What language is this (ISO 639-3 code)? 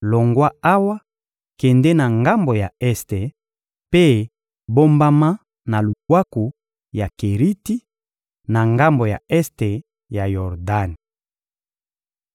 lin